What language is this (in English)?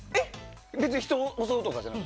Japanese